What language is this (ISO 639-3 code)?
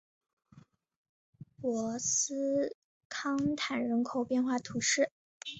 zho